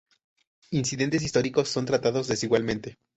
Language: Spanish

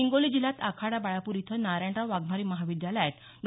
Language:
Marathi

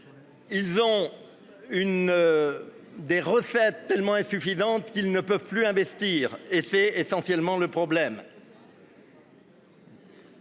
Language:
French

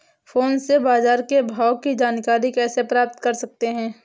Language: Hindi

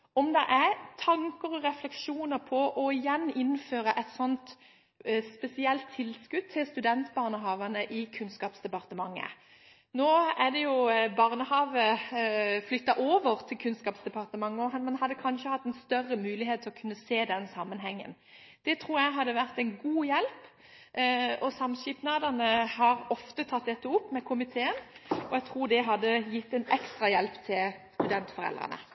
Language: Norwegian Bokmål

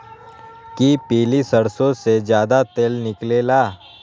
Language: Magahi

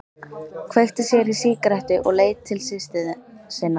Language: Icelandic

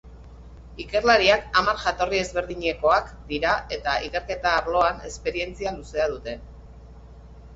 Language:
Basque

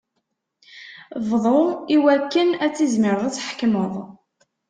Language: Kabyle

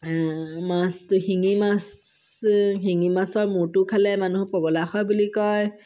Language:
Assamese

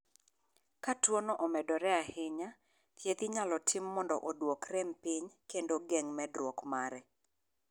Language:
Luo (Kenya and Tanzania)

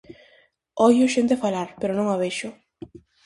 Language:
Galician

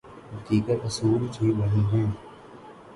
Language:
Urdu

